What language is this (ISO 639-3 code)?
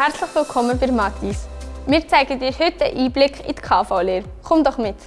deu